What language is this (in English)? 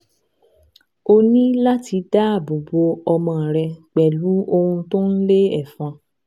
Yoruba